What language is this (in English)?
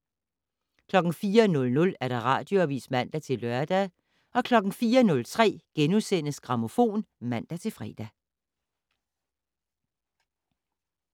Danish